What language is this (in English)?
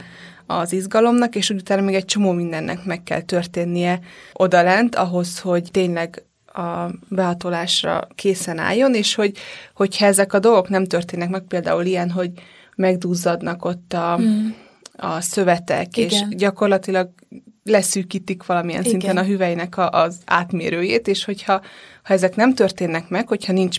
Hungarian